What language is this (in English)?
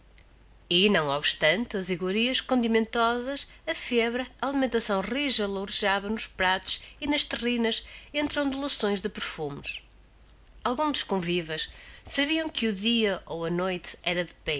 Portuguese